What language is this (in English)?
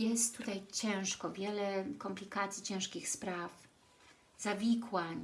Polish